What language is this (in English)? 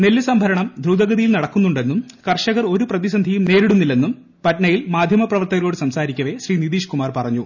Malayalam